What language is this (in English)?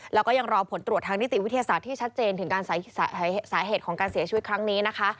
Thai